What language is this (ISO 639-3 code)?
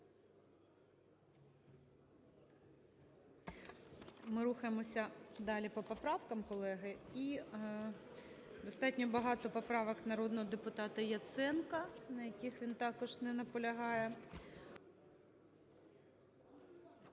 ukr